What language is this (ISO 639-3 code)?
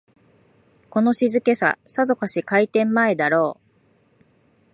jpn